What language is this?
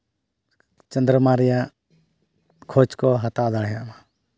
Santali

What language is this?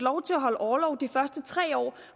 Danish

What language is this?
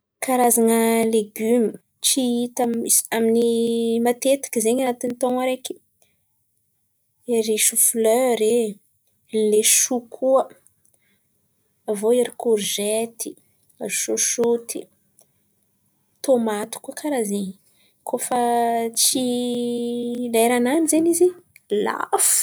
Antankarana Malagasy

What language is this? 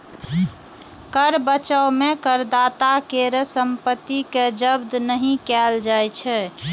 Maithili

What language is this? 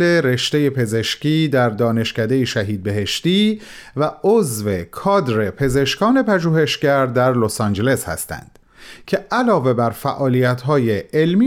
Persian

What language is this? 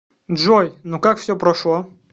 Russian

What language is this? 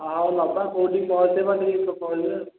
Odia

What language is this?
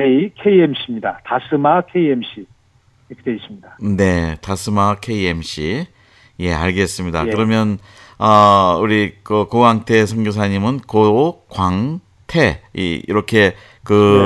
Korean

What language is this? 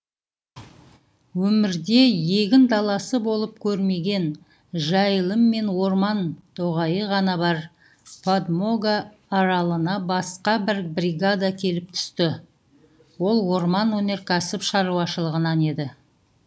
Kazakh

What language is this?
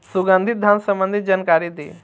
Bhojpuri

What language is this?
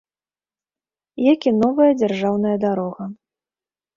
Belarusian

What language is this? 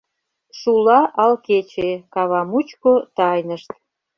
Mari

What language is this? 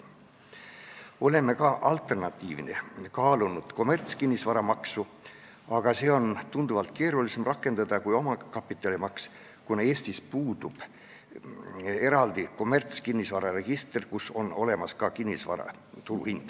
Estonian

